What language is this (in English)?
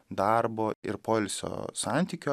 Lithuanian